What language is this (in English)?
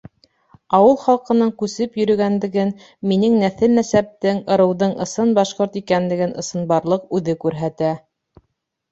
Bashkir